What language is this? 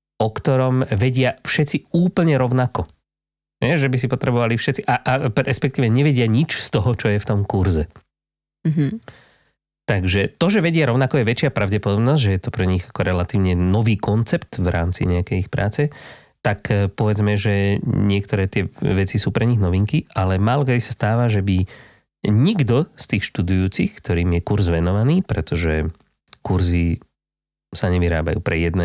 Slovak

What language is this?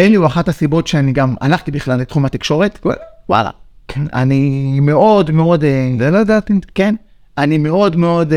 Hebrew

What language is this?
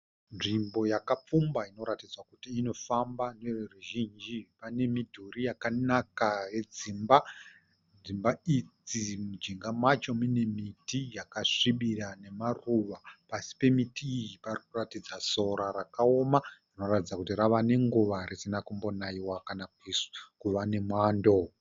Shona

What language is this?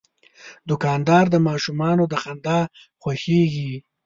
Pashto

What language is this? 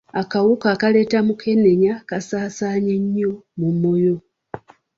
Ganda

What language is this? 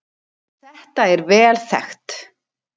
Icelandic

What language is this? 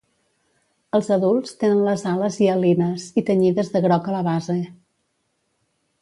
Catalan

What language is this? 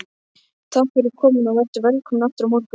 Icelandic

